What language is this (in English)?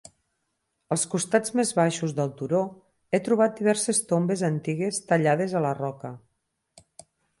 Catalan